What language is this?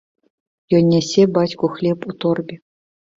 Belarusian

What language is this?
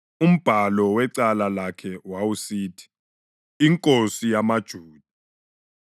North Ndebele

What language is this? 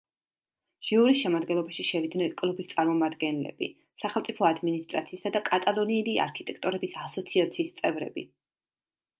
Georgian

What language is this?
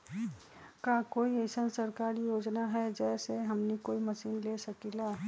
Magahi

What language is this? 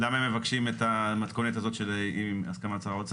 Hebrew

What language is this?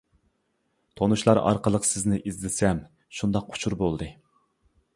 Uyghur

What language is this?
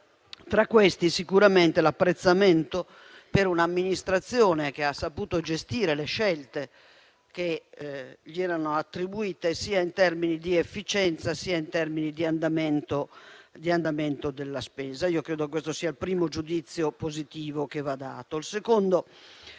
Italian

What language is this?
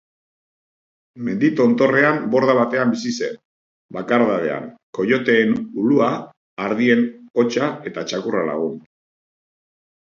Basque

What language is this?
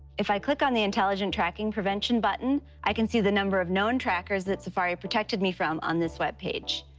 English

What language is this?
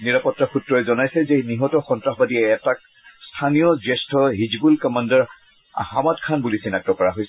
Assamese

